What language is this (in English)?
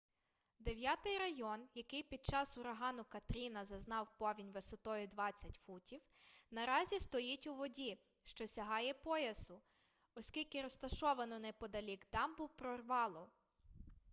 Ukrainian